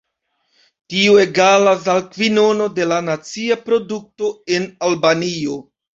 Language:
Esperanto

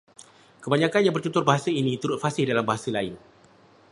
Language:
Malay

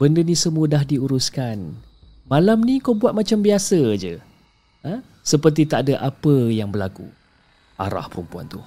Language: Malay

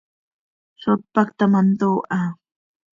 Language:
Seri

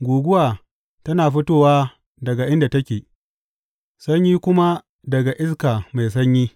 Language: Hausa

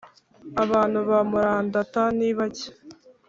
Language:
Kinyarwanda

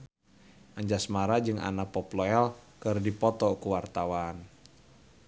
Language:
Sundanese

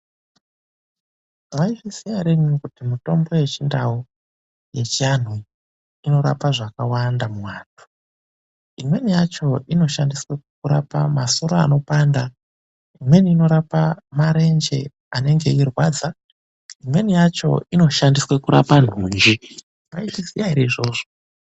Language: Ndau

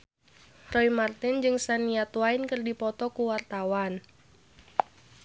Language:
Sundanese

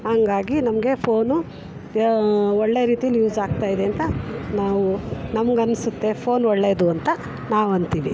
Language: Kannada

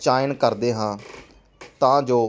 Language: Punjabi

